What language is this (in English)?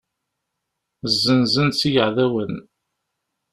Kabyle